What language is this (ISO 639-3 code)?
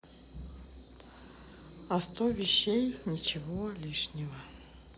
rus